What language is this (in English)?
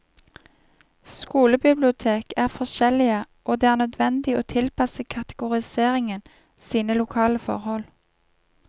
Norwegian